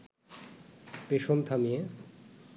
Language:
Bangla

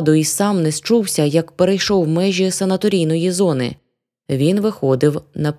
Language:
Ukrainian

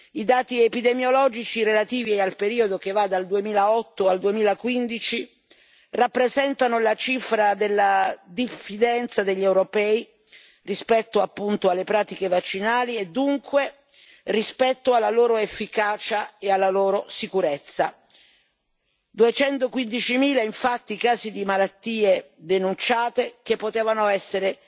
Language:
Italian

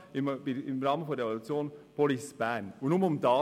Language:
Swiss German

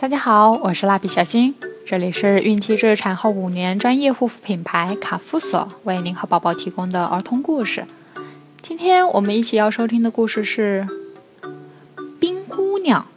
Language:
Chinese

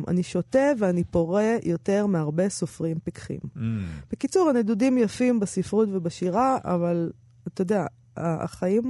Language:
Hebrew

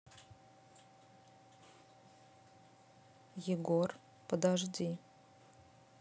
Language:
Russian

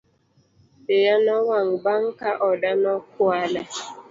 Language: Luo (Kenya and Tanzania)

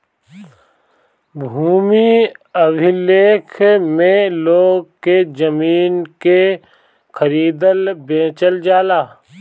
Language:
Bhojpuri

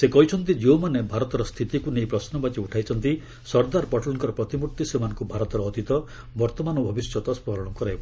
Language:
Odia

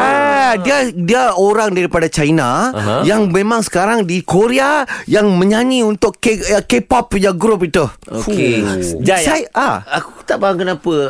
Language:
Malay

